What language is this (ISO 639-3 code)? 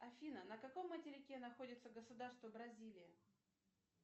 rus